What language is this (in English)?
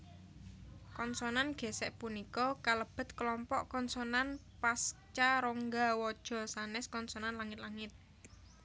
Javanese